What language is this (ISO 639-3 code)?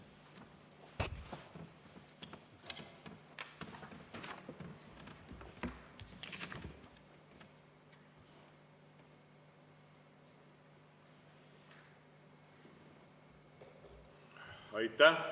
est